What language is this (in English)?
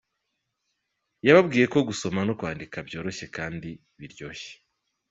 Kinyarwanda